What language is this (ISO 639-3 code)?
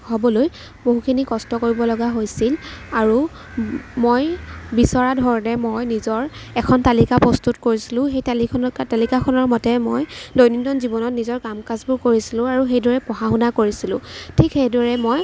asm